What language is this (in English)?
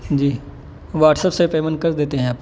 Urdu